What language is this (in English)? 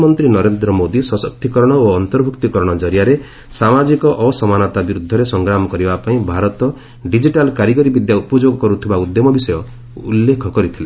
Odia